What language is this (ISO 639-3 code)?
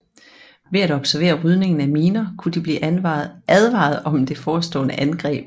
dan